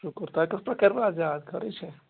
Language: Kashmiri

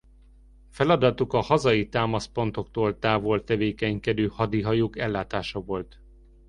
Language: Hungarian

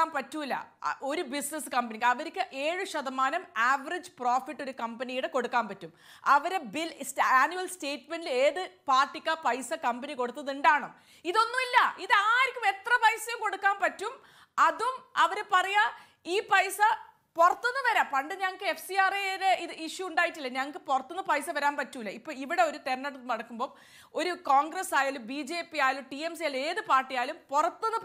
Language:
Malayalam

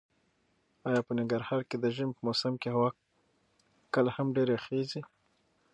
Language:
Pashto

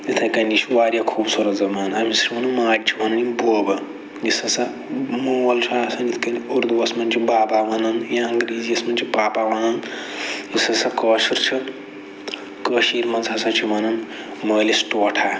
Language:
Kashmiri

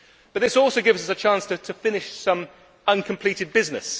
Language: English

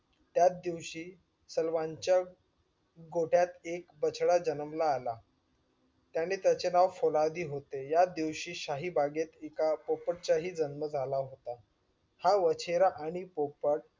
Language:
Marathi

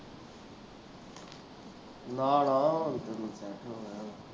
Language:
Punjabi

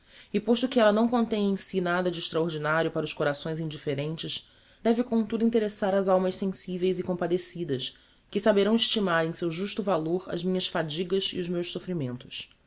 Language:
Portuguese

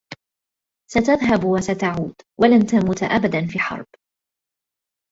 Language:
Arabic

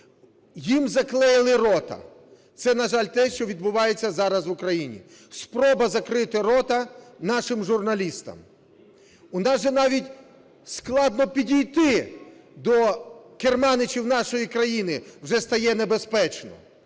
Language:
Ukrainian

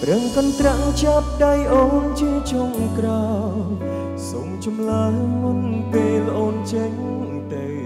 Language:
Thai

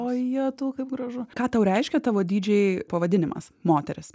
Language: Lithuanian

